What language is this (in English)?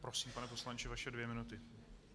Czech